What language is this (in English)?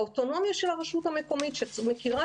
Hebrew